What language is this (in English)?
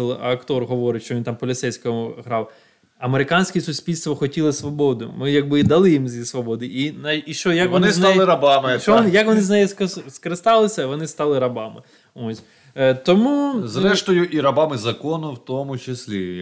Ukrainian